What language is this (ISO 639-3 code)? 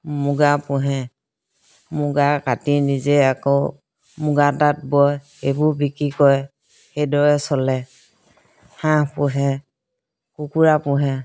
asm